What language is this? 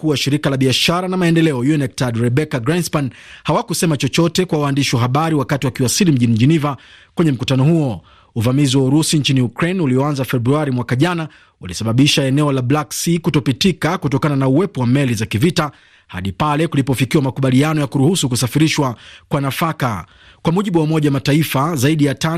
Swahili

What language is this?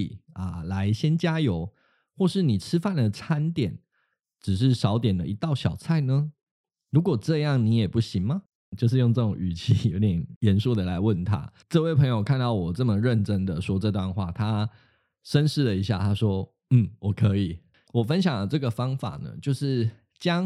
Chinese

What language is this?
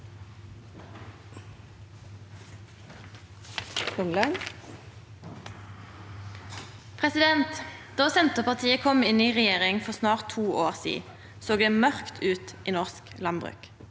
Norwegian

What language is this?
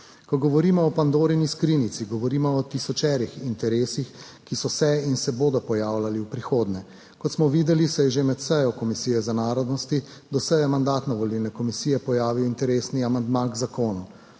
Slovenian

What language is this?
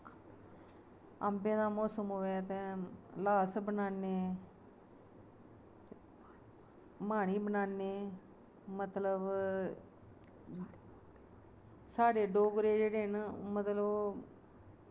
Dogri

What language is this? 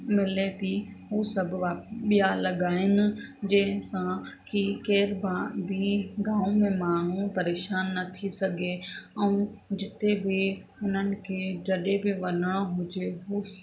Sindhi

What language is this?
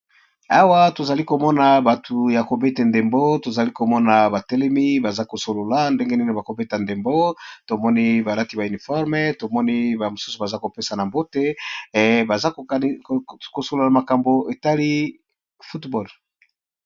Lingala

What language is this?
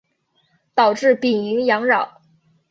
Chinese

